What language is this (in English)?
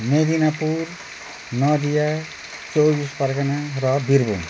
Nepali